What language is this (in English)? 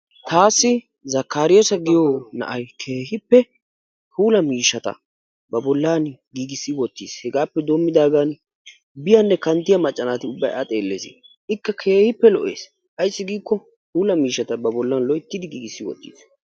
Wolaytta